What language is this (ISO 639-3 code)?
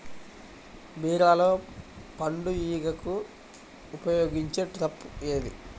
tel